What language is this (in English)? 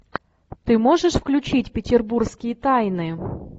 Russian